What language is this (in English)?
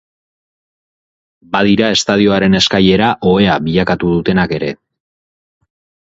Basque